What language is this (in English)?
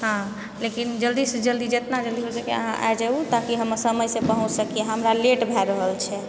Maithili